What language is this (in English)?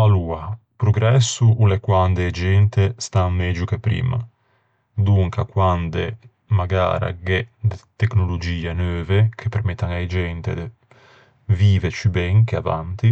Ligurian